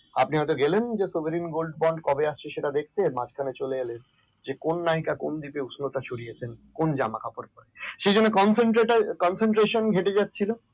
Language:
Bangla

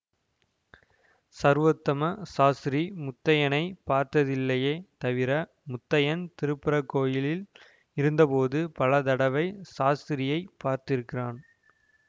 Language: Tamil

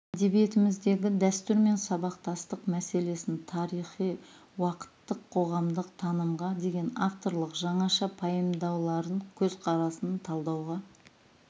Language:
Kazakh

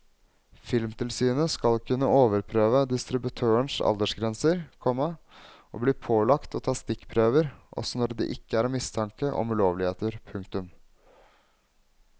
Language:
Norwegian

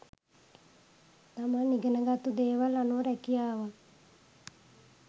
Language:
Sinhala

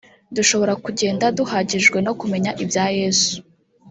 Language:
Kinyarwanda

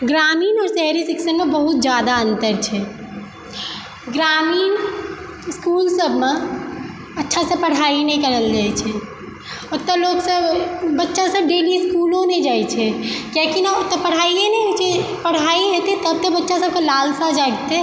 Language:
Maithili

